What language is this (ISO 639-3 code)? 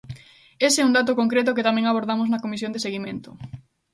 glg